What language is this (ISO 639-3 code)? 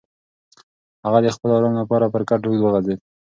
pus